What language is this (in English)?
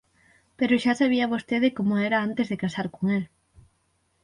Galician